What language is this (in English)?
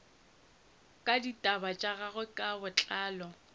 Northern Sotho